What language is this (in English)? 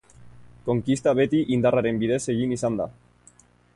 Basque